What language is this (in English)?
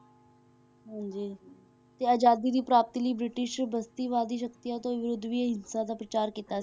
Punjabi